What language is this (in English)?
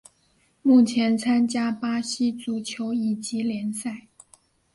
Chinese